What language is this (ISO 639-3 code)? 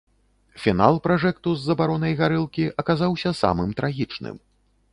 bel